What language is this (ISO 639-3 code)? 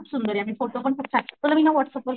mar